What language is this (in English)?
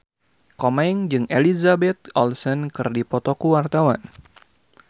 Sundanese